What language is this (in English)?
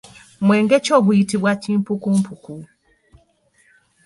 Ganda